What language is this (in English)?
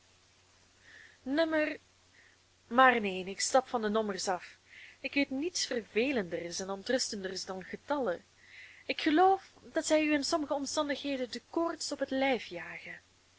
Dutch